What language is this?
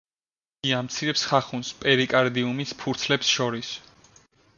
Georgian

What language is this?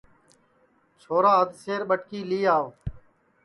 Sansi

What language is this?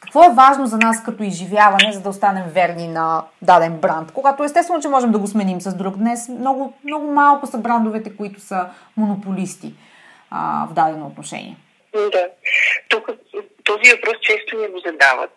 Bulgarian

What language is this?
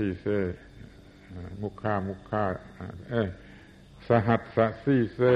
Thai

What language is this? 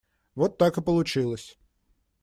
Russian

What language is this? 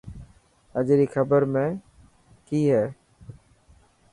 Dhatki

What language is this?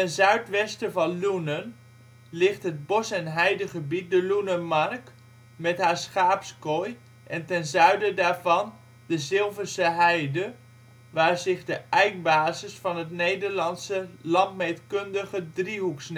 Dutch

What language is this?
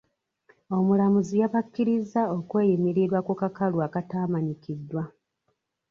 Ganda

